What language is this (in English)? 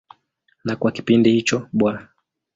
Swahili